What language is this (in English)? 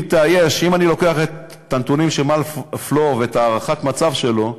Hebrew